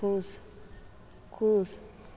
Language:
Maithili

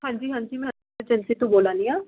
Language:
Dogri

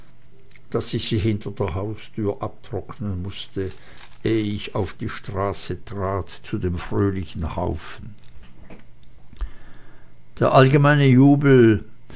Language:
German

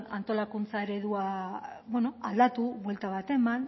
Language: Basque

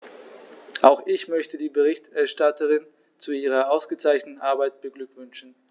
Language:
German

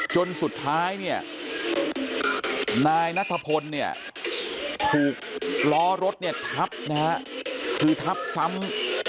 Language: Thai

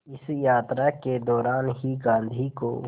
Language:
Hindi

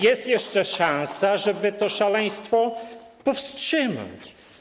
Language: Polish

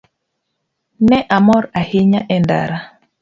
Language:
Luo (Kenya and Tanzania)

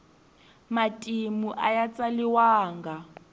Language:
Tsonga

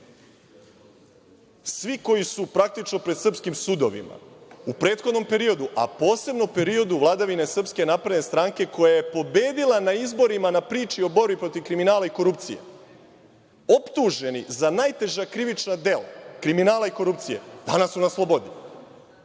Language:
Serbian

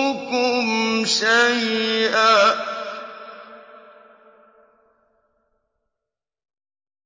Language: Arabic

